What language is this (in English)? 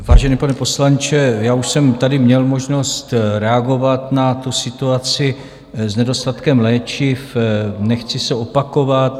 Czech